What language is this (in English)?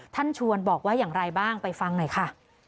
Thai